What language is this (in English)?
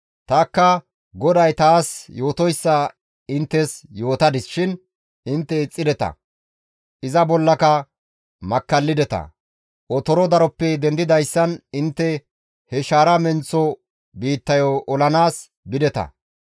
Gamo